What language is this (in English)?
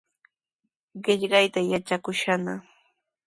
Sihuas Ancash Quechua